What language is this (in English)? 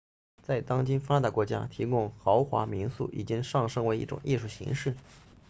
Chinese